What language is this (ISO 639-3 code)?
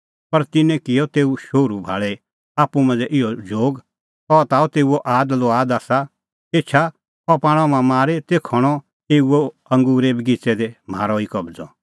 kfx